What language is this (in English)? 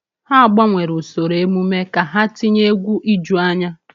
Igbo